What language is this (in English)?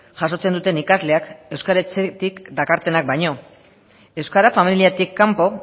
Basque